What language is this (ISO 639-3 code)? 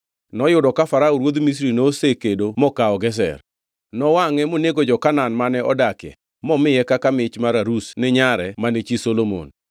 luo